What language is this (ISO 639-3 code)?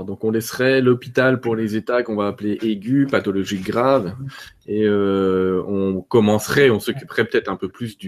fra